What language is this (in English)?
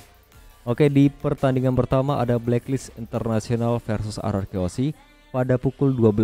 Indonesian